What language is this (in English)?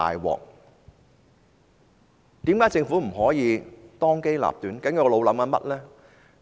Cantonese